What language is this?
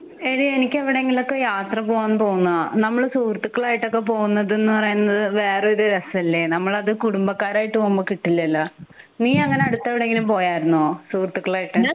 Malayalam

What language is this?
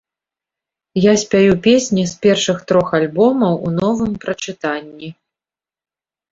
Belarusian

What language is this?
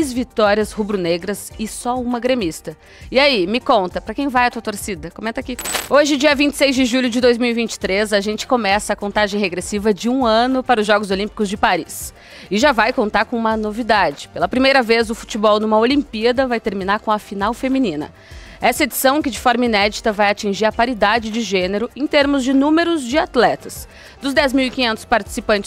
Portuguese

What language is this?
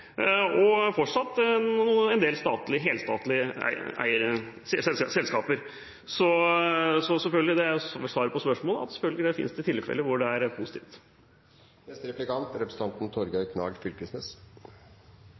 Norwegian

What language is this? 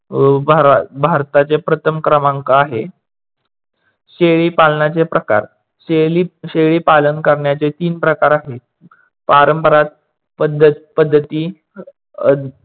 Marathi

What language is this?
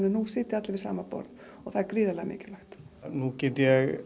Icelandic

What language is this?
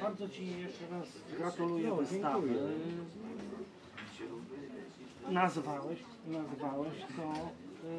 Polish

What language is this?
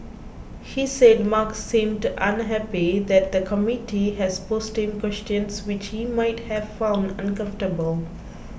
English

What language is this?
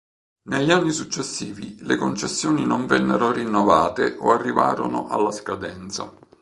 Italian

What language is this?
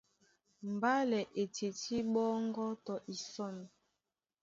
Duala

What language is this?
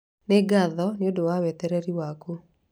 Kikuyu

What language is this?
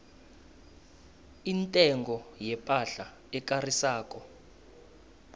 South Ndebele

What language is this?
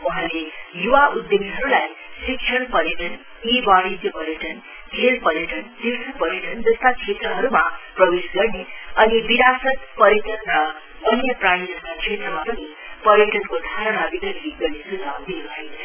Nepali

